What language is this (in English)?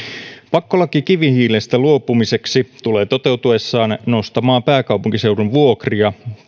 Finnish